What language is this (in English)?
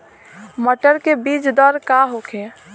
Bhojpuri